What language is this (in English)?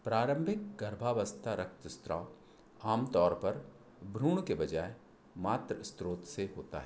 Hindi